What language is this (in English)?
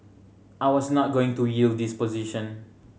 English